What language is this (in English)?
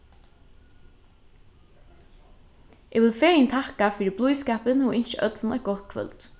Faroese